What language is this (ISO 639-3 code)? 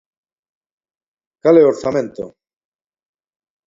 glg